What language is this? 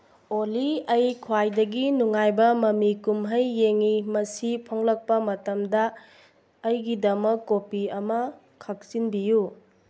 Manipuri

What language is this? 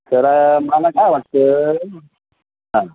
Marathi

